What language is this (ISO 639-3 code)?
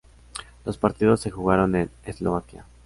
spa